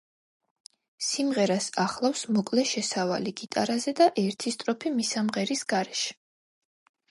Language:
Georgian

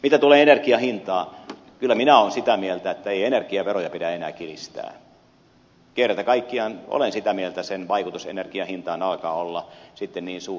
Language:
Finnish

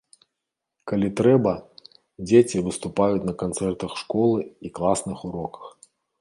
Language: Belarusian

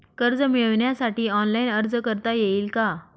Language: Marathi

